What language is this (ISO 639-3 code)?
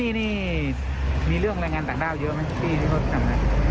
tha